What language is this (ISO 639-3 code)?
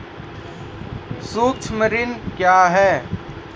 mai